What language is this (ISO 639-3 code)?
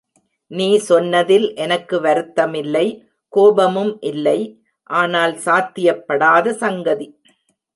tam